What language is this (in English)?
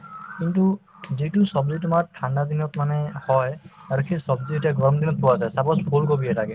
Assamese